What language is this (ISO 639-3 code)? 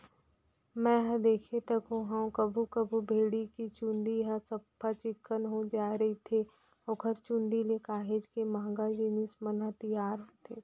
hne